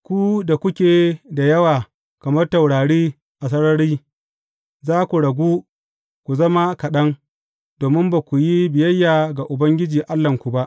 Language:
Hausa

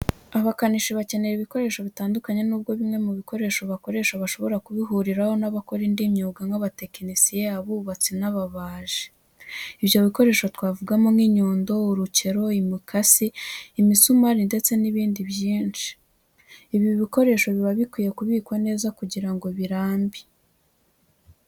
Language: Kinyarwanda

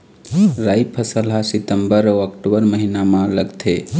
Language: Chhattisgarhi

